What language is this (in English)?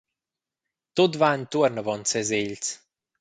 Romansh